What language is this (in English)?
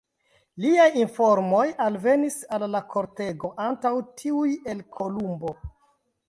Esperanto